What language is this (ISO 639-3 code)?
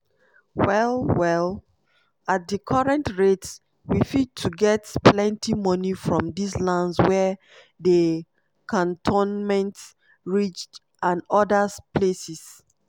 pcm